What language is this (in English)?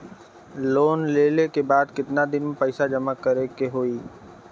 Bhojpuri